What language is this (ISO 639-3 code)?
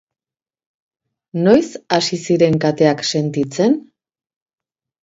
eus